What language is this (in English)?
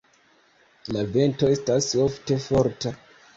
Esperanto